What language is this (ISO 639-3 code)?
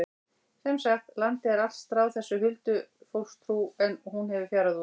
isl